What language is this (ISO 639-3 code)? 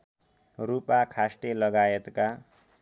nep